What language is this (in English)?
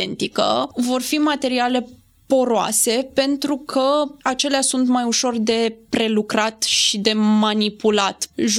Romanian